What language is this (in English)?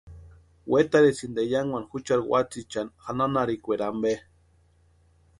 Western Highland Purepecha